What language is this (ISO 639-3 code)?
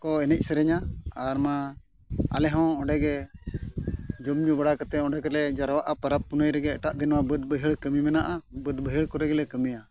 sat